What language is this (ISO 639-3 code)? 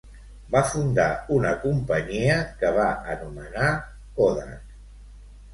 cat